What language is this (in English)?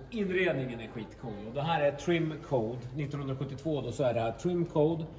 Swedish